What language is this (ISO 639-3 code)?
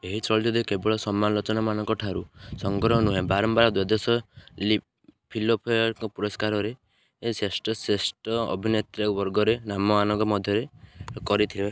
ori